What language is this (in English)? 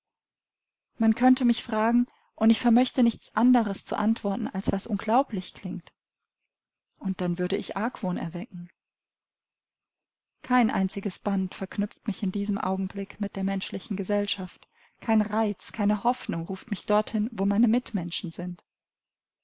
German